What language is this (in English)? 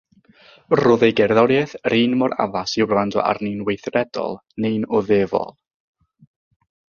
Welsh